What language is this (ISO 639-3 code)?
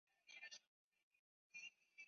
zho